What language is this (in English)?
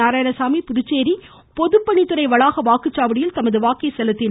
Tamil